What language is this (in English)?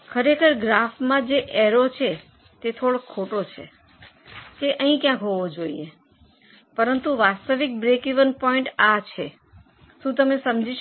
Gujarati